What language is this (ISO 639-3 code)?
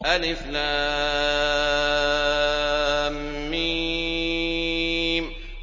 ara